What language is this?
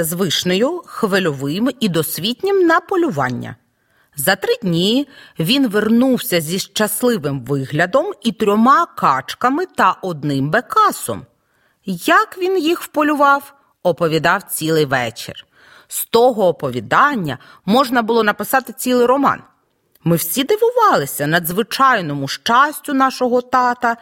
Ukrainian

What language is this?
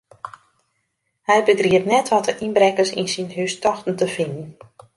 Western Frisian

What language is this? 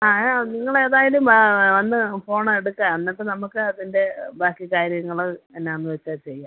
Malayalam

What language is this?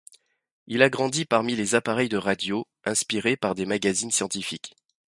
French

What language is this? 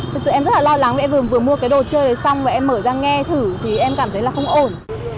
Vietnamese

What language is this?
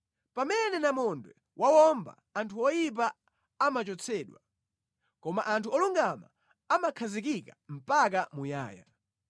Nyanja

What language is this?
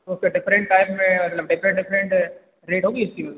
Hindi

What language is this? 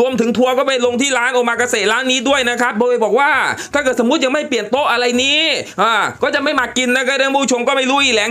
Thai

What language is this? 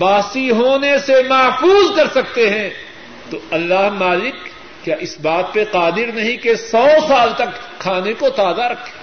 Urdu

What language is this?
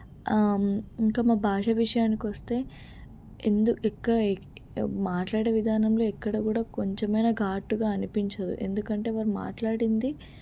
Telugu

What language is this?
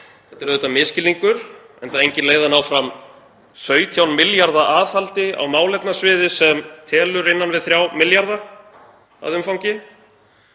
Icelandic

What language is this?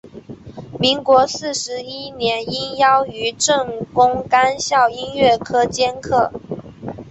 Chinese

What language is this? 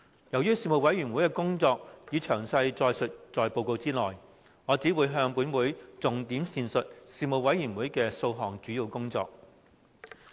Cantonese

